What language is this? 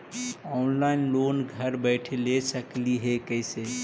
Magahi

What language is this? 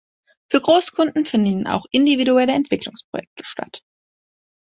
German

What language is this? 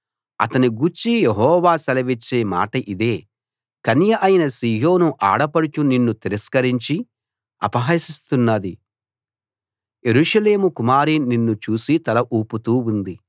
Telugu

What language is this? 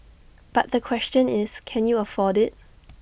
English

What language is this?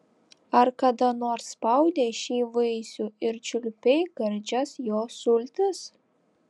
Lithuanian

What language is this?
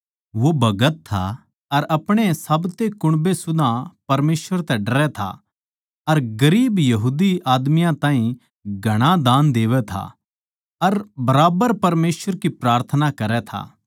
Haryanvi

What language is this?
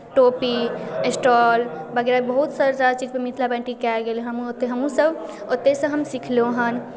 Maithili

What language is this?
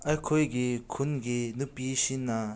Manipuri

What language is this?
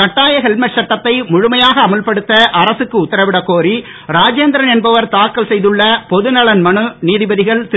Tamil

